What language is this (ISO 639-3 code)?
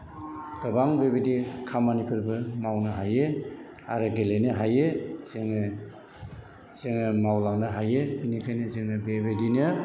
brx